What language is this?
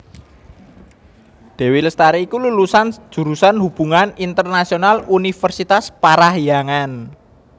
Javanese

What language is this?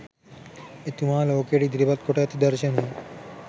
Sinhala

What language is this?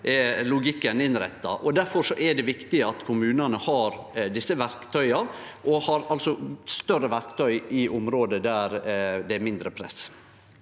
Norwegian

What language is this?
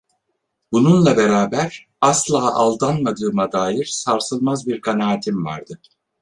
Turkish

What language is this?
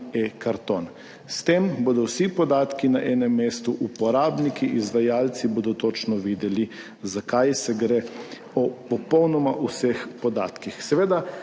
Slovenian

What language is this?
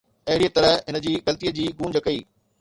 Sindhi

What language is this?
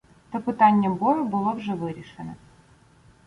Ukrainian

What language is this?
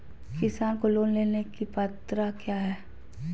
Magahi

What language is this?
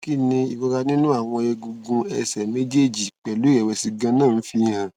Yoruba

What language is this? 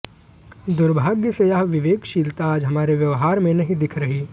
Hindi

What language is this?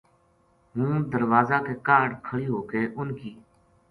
Gujari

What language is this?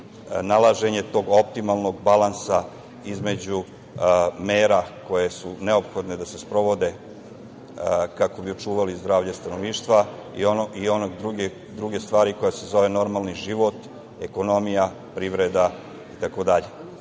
Serbian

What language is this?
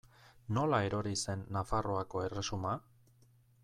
Basque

